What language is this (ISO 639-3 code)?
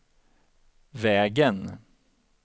swe